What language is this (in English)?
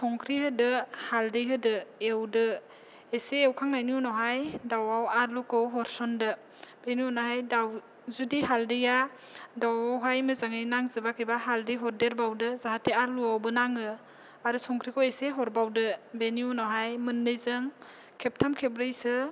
Bodo